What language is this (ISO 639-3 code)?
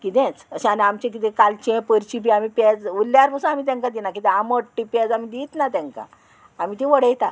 kok